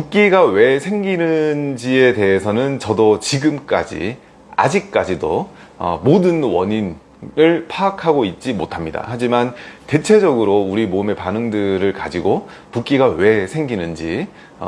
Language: Korean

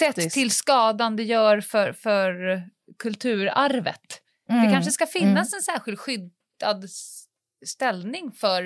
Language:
Swedish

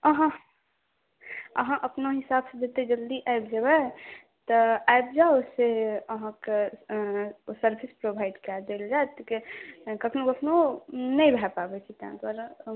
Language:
Maithili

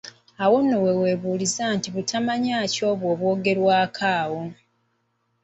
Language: Ganda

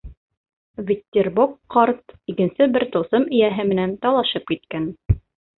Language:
Bashkir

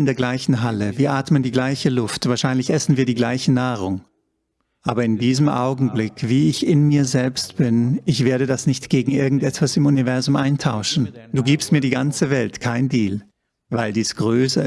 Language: German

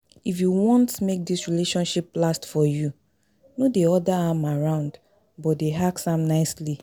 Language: Nigerian Pidgin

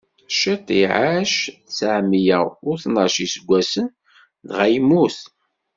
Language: Kabyle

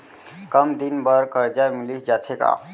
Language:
Chhattisgarhi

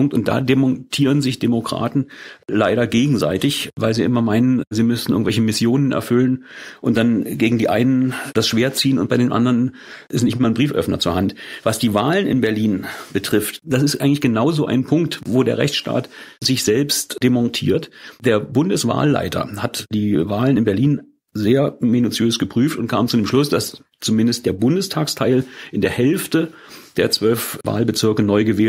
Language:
German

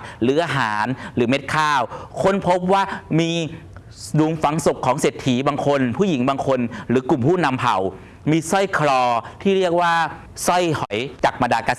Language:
Thai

